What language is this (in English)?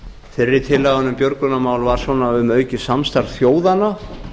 Icelandic